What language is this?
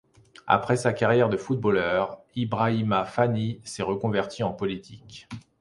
French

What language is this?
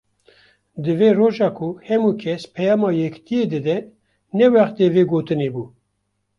Kurdish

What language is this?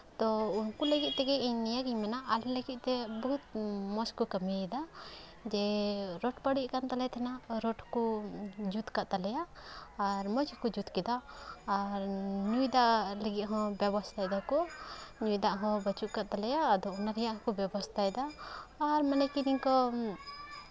Santali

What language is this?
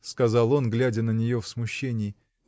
Russian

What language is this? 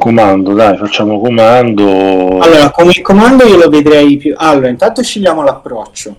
Italian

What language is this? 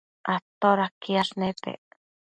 Matsés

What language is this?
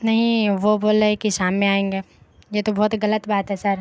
Urdu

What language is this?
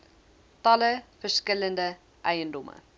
Afrikaans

